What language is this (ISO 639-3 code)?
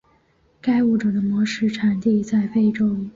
zho